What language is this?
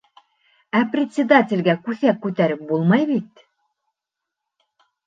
Bashkir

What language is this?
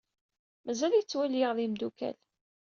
Kabyle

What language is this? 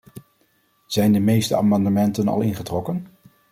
Dutch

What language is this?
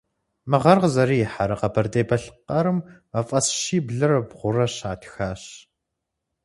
Kabardian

